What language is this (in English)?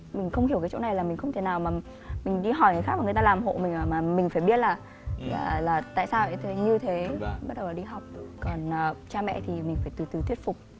Vietnamese